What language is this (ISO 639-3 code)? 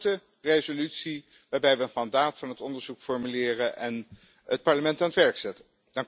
nld